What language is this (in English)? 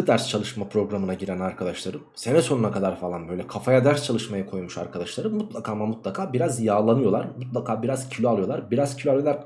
Turkish